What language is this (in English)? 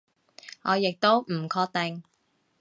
Cantonese